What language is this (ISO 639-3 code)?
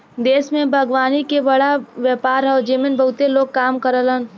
bho